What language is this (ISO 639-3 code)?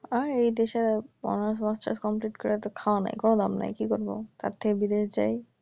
ben